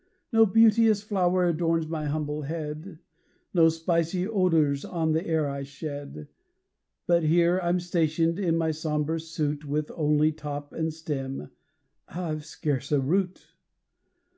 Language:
English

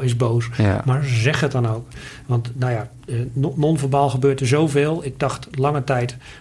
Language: Dutch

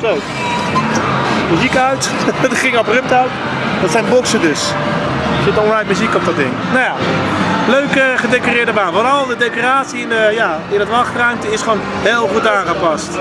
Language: Dutch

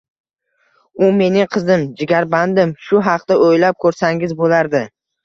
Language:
Uzbek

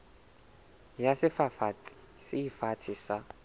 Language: Southern Sotho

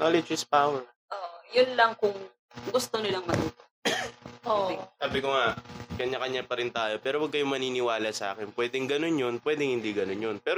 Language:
Filipino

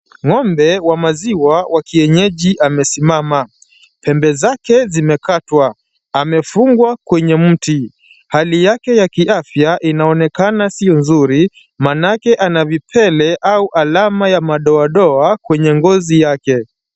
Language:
Swahili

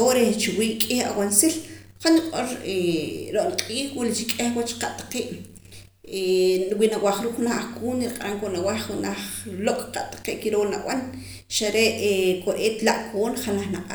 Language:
Poqomam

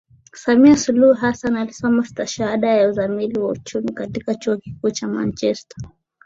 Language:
Swahili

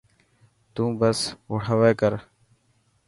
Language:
Dhatki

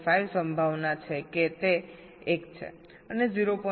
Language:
Gujarati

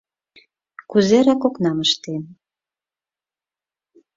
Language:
Mari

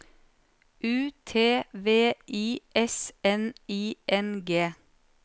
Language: Norwegian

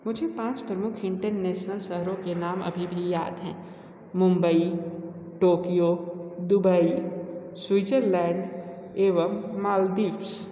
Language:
Hindi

